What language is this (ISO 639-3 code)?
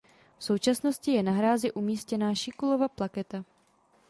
ces